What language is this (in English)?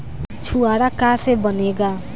Bhojpuri